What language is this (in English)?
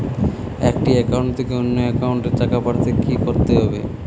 Bangla